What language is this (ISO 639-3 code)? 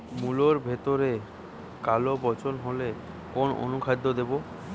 ben